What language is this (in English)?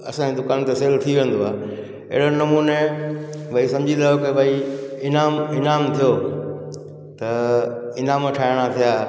Sindhi